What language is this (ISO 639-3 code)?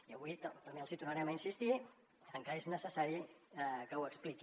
cat